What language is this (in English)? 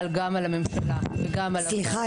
Hebrew